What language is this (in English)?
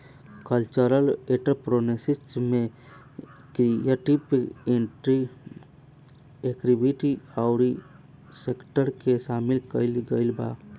Bhojpuri